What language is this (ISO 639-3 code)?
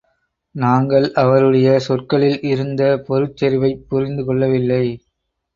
tam